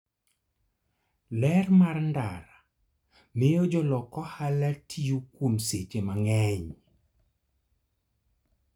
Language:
Luo (Kenya and Tanzania)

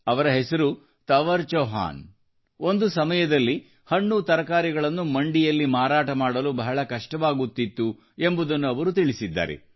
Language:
Kannada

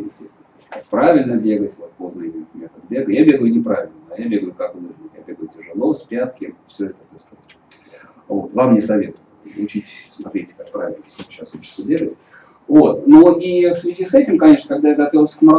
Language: Russian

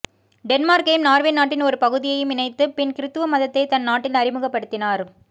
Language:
Tamil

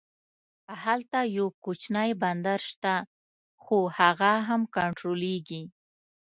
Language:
Pashto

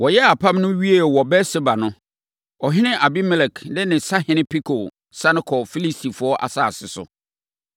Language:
Akan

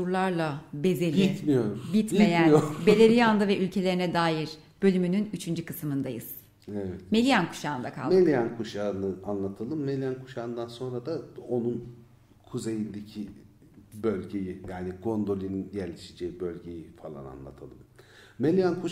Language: Turkish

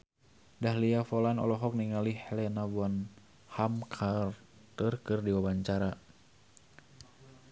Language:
Sundanese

